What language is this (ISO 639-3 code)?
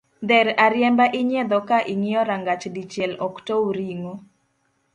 luo